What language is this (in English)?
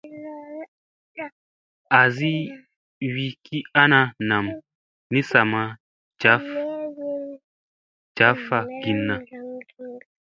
Musey